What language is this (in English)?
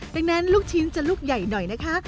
Thai